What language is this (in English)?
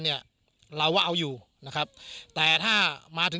Thai